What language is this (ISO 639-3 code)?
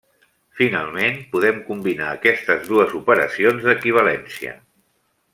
cat